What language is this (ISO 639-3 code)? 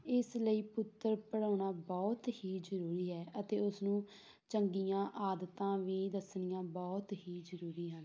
pan